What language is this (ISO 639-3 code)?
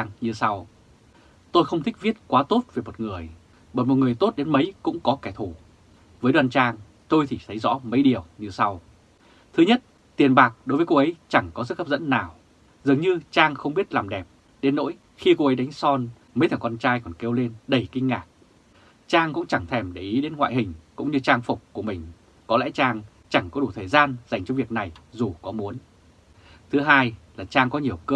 vie